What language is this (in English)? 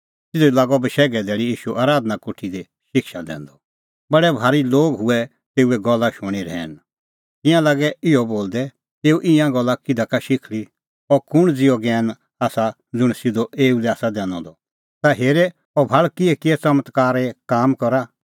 Kullu Pahari